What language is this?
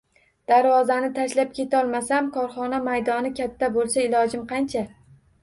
Uzbek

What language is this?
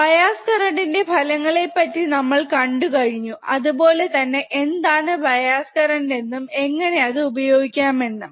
Malayalam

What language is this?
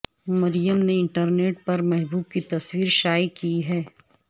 Urdu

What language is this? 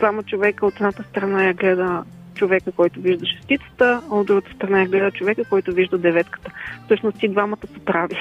Bulgarian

